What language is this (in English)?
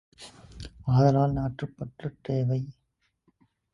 Tamil